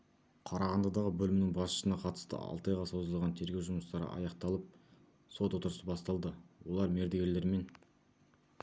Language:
Kazakh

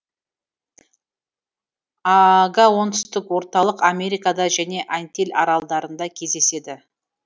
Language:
Kazakh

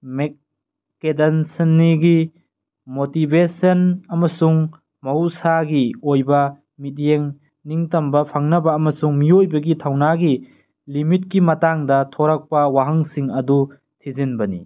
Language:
Manipuri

